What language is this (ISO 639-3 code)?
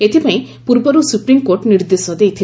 ori